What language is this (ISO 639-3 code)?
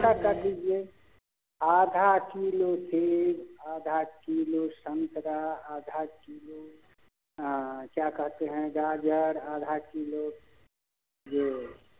hin